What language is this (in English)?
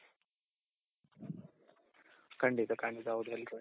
Kannada